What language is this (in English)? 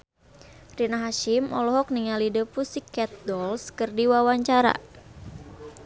Sundanese